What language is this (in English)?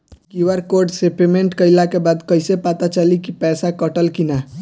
Bhojpuri